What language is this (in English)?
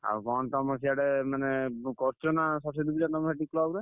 Odia